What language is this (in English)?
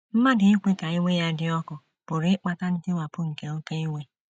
Igbo